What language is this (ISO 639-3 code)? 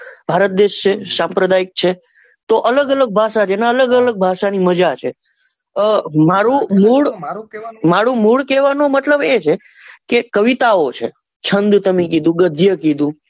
guj